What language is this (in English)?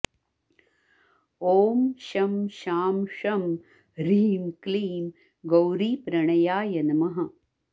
Sanskrit